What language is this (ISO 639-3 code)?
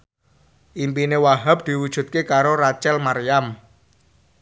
jav